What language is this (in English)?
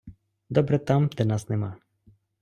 Ukrainian